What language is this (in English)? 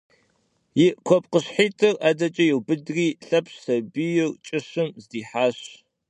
Kabardian